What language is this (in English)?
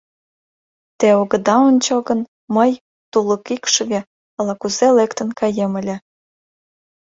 Mari